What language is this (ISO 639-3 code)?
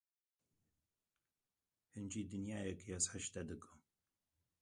kur